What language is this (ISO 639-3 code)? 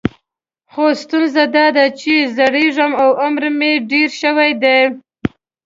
pus